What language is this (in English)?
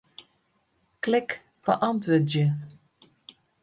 Western Frisian